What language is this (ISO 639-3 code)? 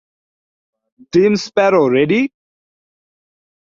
ben